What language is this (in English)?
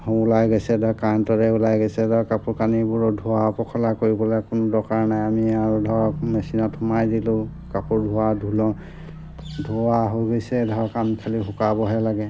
Assamese